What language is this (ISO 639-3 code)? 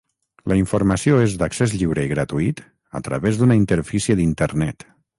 cat